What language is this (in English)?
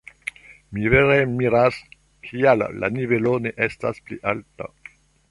Esperanto